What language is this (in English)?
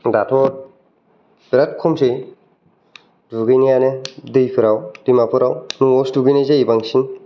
Bodo